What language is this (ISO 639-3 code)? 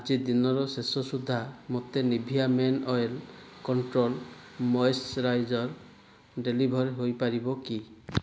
ori